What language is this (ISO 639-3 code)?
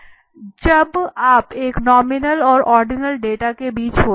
hin